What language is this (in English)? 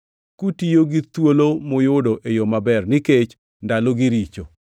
Luo (Kenya and Tanzania)